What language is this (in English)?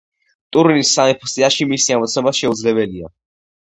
Georgian